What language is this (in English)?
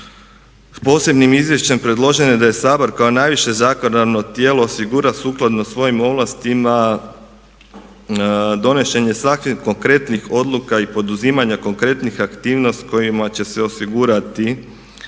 Croatian